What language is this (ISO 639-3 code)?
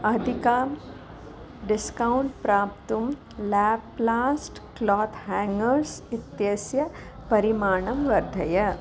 san